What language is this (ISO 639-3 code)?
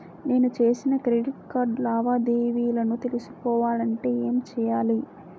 tel